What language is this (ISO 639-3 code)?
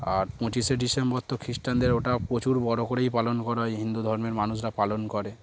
ben